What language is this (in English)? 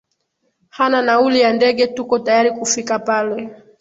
Swahili